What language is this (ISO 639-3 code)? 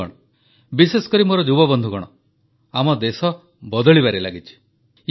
ori